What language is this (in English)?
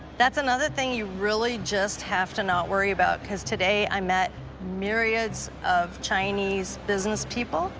English